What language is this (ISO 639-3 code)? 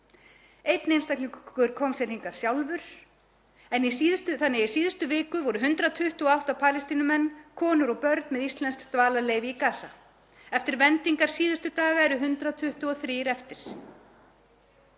isl